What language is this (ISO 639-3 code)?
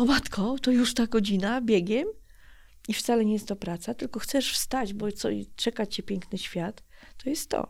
pol